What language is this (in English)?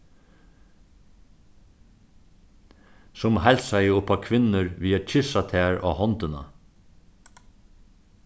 Faroese